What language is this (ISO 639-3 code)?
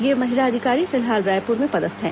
hin